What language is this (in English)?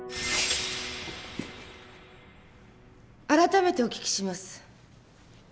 Japanese